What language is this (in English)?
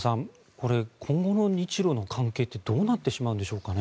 Japanese